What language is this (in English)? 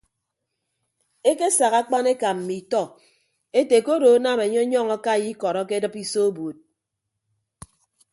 Ibibio